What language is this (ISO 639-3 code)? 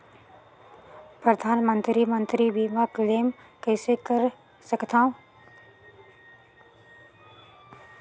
hne